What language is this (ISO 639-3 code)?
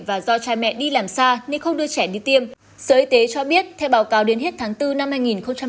vie